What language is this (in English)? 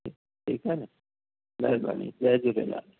Sindhi